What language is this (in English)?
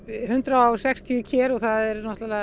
Icelandic